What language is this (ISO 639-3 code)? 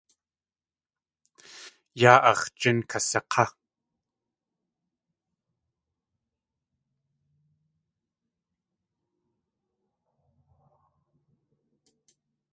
tli